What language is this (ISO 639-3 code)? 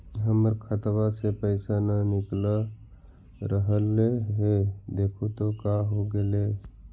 mag